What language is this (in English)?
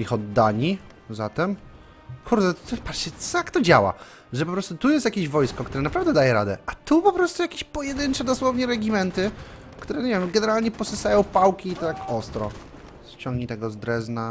Polish